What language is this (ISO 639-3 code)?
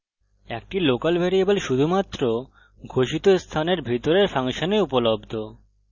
ben